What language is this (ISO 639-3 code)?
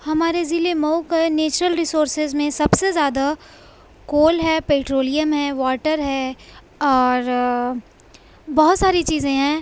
urd